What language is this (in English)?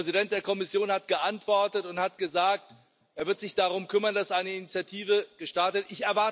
German